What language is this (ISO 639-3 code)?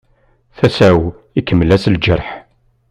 kab